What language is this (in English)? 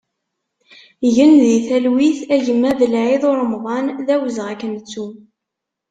Kabyle